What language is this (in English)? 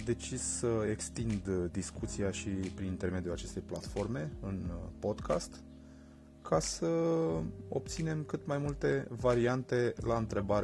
Romanian